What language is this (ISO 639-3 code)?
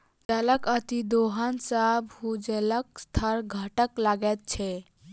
mai